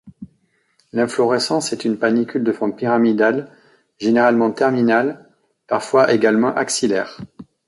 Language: French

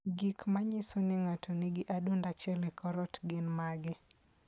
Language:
Luo (Kenya and Tanzania)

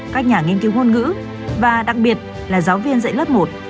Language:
Vietnamese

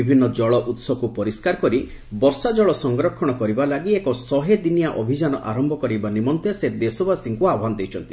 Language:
Odia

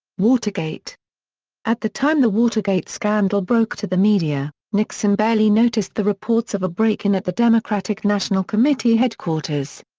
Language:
English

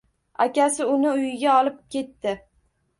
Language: Uzbek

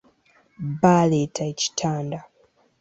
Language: Ganda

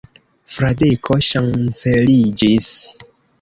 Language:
Esperanto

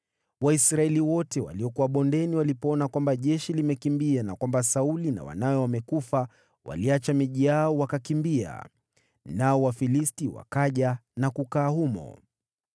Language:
Swahili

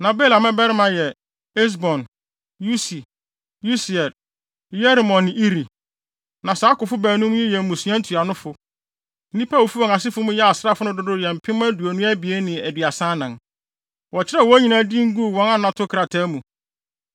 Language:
Akan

